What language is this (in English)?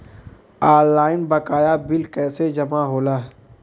Bhojpuri